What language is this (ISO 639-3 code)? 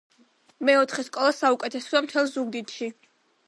kat